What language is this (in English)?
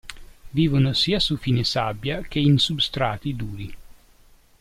Italian